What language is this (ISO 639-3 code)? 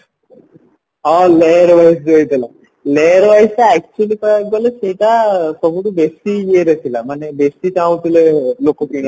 ori